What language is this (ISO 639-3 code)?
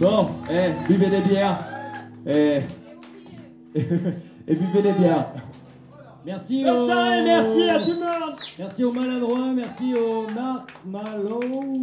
fra